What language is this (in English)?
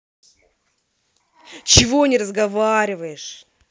Russian